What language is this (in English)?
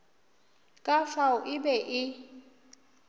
Northern Sotho